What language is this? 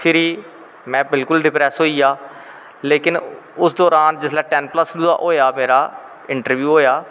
Dogri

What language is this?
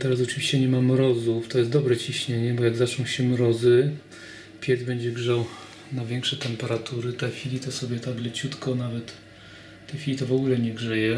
Polish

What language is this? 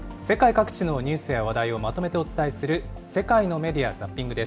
Japanese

